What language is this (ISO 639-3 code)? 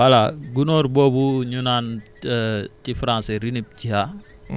wol